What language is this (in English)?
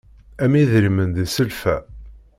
Kabyle